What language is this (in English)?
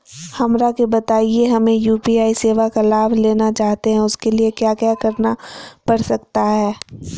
Magahi